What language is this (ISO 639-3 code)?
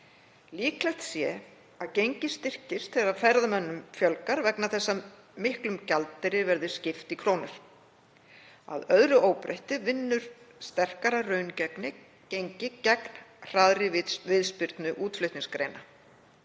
isl